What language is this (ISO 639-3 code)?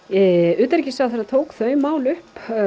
isl